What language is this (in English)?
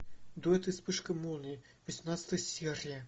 Russian